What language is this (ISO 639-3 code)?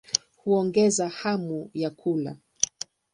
swa